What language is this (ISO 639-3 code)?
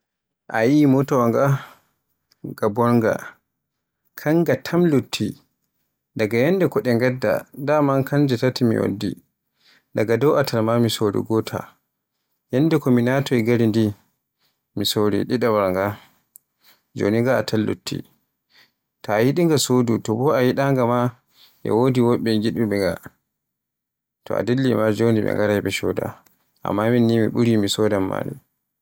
fue